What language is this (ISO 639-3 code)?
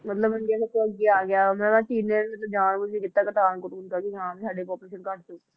pan